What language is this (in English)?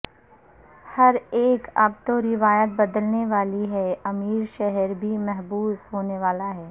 Urdu